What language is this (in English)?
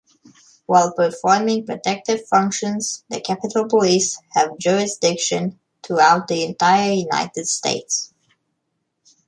English